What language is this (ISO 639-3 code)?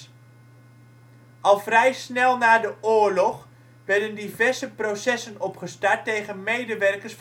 nld